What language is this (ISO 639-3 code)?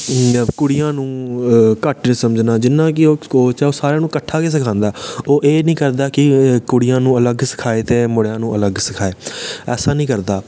doi